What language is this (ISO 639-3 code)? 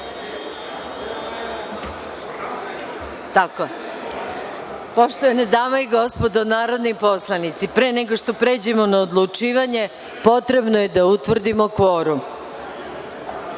srp